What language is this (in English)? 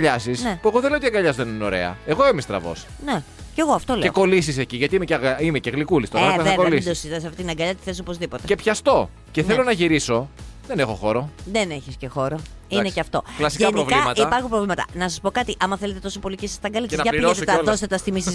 Greek